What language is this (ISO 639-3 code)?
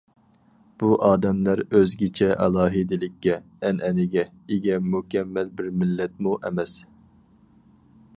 uig